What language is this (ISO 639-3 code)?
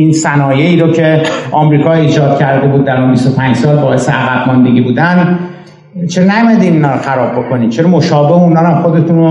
fas